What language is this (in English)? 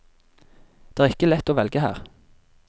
Norwegian